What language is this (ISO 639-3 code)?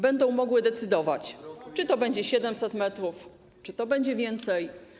pol